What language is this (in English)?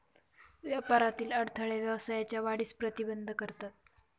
Marathi